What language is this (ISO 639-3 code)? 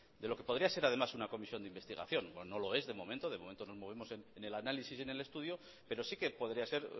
spa